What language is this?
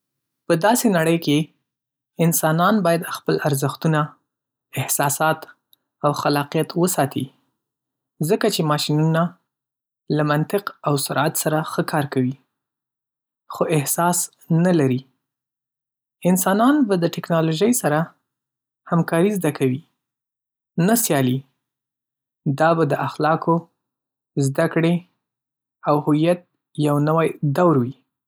Pashto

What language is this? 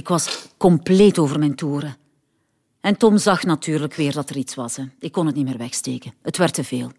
Dutch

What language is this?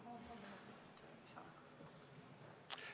Estonian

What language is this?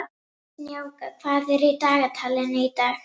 Icelandic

